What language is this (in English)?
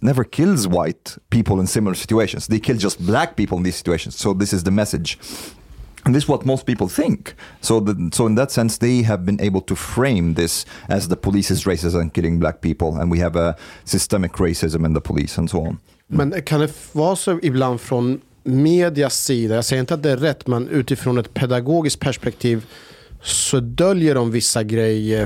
Swedish